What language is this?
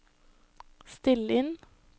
Norwegian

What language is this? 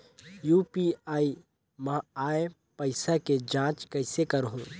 Chhattisgarhi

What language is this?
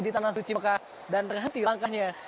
Indonesian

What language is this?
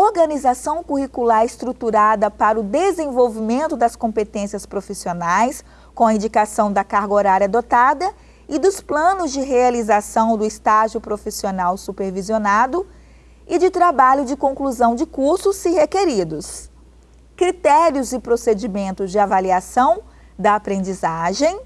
Portuguese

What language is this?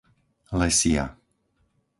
Slovak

